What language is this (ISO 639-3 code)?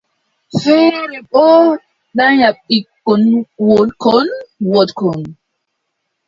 fub